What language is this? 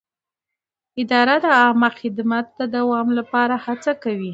Pashto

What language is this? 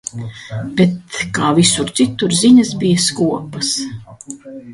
Latvian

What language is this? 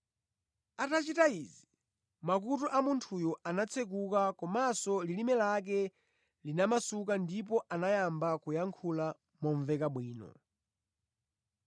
Nyanja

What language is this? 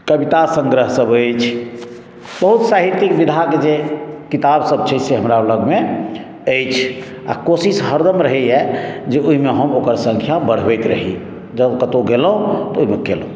Maithili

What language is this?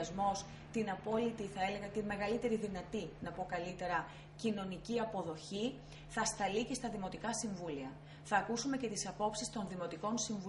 Greek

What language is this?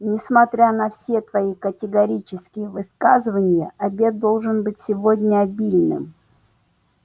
Russian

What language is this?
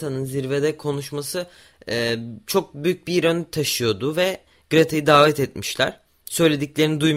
Turkish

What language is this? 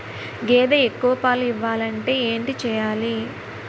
Telugu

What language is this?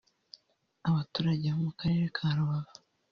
Kinyarwanda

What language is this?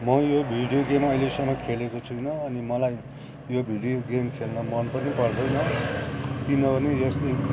Nepali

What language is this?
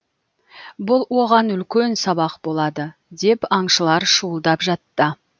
Kazakh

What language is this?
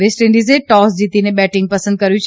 Gujarati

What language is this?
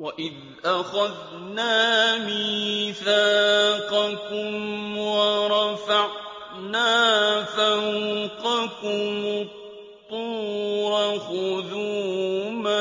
Arabic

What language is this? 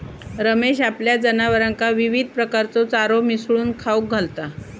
Marathi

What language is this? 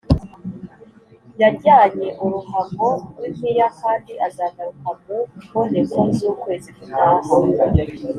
Kinyarwanda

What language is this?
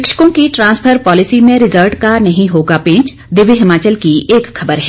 Hindi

